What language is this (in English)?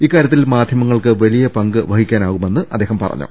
Malayalam